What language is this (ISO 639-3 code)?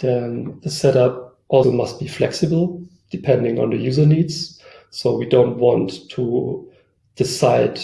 eng